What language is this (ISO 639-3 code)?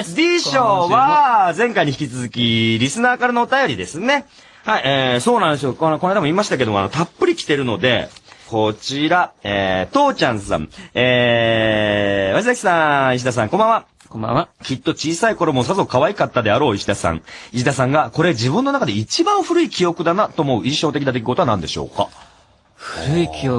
jpn